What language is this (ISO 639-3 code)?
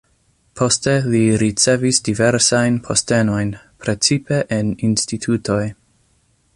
epo